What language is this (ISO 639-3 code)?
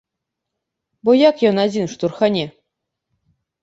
bel